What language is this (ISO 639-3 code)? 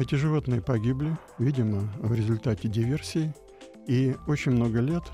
rus